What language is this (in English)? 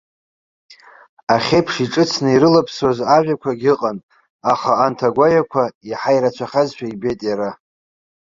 Abkhazian